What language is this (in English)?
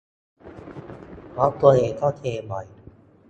Thai